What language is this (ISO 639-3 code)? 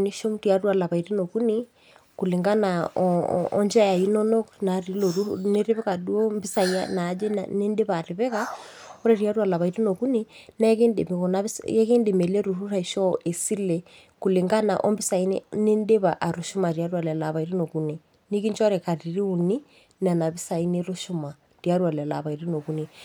mas